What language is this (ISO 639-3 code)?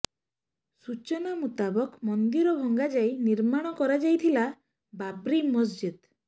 ori